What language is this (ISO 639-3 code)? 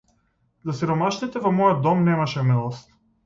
mkd